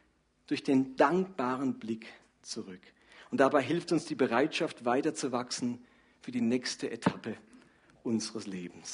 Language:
German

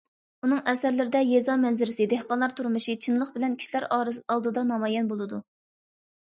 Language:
Uyghur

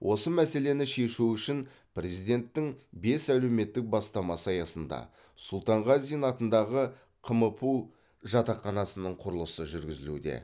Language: Kazakh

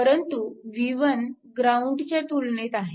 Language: Marathi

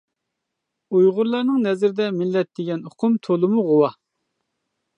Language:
Uyghur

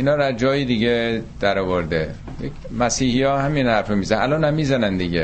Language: Persian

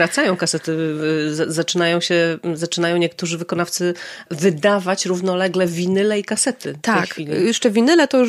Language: Polish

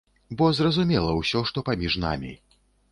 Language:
Belarusian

